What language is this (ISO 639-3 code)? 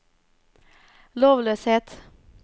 nor